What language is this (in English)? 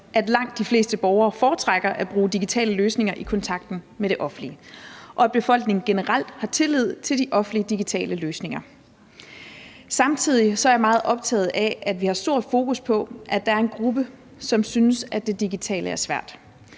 Danish